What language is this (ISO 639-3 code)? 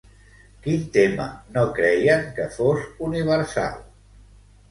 cat